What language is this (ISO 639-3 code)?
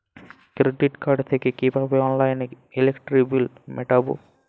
ben